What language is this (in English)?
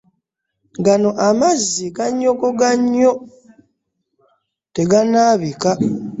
Ganda